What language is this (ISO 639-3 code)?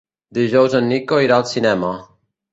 cat